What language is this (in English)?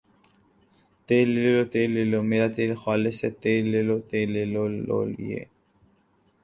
Urdu